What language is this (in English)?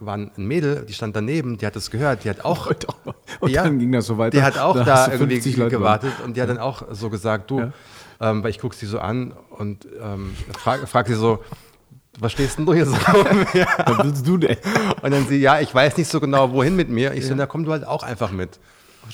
German